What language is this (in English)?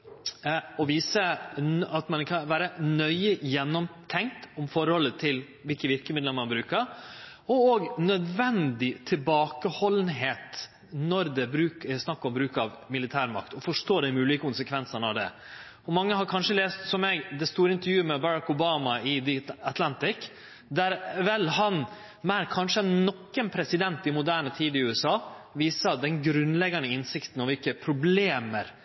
Norwegian Nynorsk